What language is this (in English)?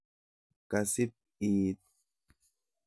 Kalenjin